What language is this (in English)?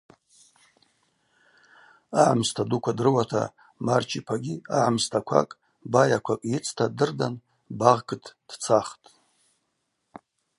Abaza